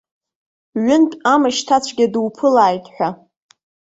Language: Abkhazian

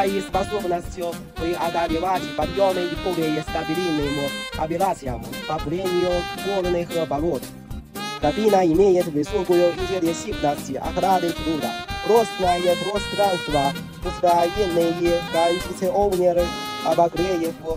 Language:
Russian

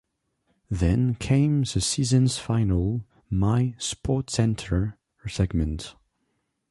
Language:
English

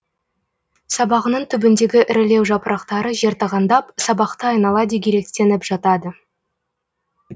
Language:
Kazakh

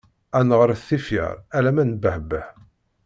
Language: Kabyle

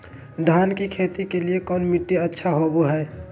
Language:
Magahi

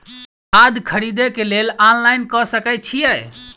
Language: Maithili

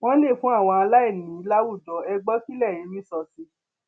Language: Yoruba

